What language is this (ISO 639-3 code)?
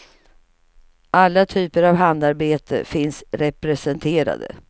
swe